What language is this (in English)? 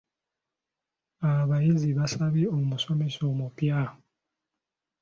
Ganda